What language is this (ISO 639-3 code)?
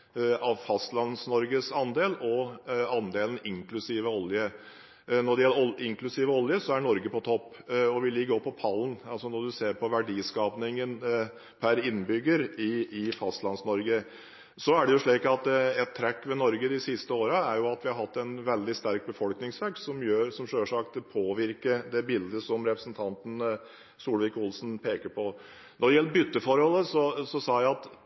nob